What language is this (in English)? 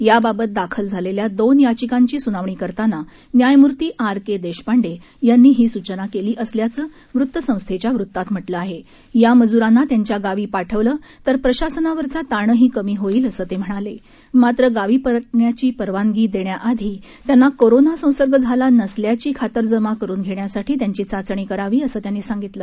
Marathi